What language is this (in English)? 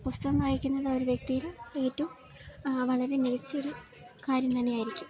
Malayalam